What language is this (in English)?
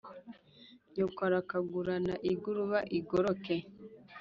Kinyarwanda